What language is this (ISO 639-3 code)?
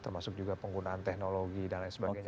ind